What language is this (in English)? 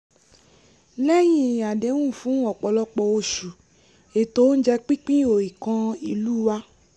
Yoruba